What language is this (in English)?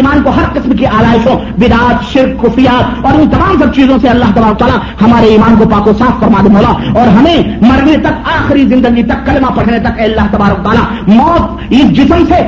Urdu